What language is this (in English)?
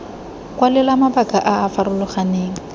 Tswana